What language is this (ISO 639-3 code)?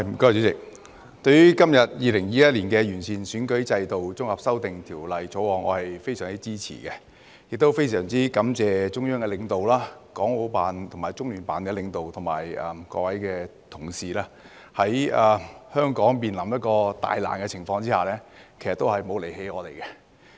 yue